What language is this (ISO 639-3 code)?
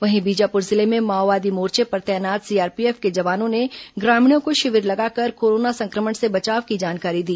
hin